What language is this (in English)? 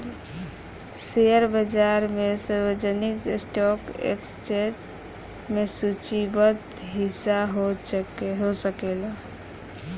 Bhojpuri